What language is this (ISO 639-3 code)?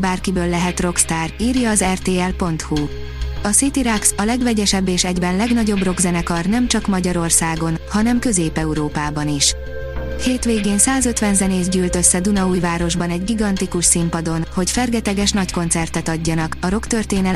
hun